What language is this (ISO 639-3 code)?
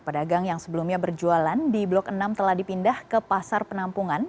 ind